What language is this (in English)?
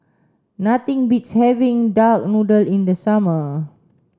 English